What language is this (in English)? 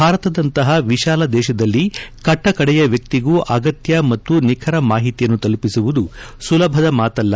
Kannada